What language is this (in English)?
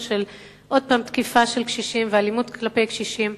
Hebrew